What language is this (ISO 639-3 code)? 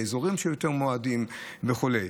heb